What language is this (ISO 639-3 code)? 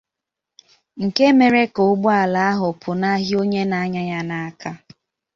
ibo